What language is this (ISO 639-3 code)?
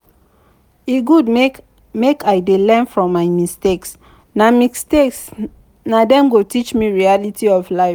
pcm